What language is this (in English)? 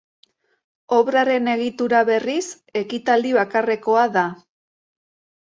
Basque